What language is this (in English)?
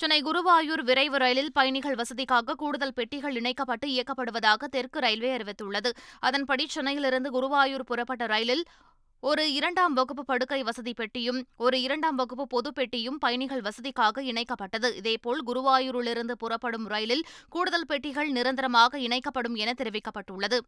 Tamil